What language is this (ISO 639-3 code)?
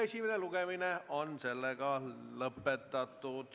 est